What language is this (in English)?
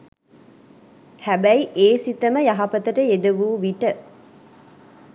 Sinhala